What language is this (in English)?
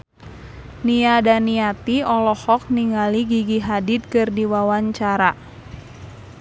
Sundanese